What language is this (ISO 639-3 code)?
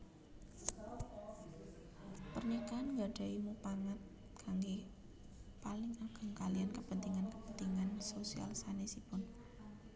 jav